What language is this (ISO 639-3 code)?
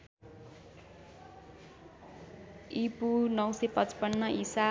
nep